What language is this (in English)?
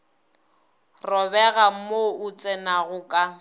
Northern Sotho